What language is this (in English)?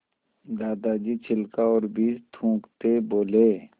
Hindi